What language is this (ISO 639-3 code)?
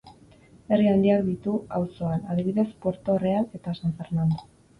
eus